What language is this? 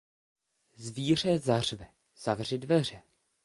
Czech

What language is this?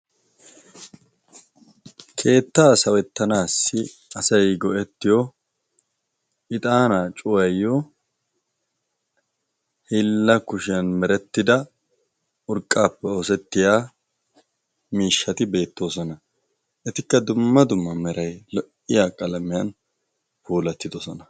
Wolaytta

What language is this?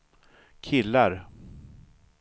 Swedish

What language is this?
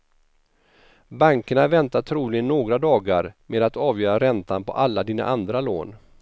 Swedish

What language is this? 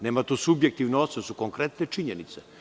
Serbian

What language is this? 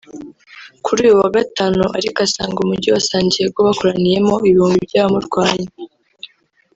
Kinyarwanda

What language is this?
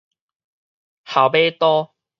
Min Nan Chinese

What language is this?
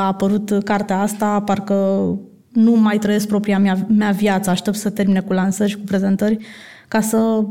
Romanian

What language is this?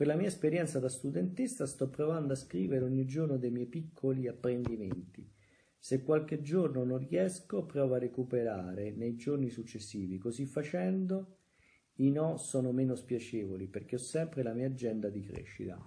Italian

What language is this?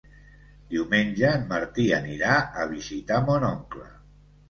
Catalan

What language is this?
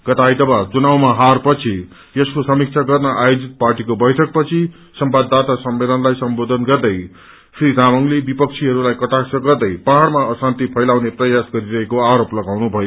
Nepali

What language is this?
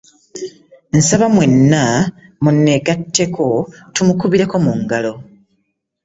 Ganda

